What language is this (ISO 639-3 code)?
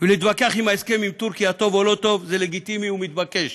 heb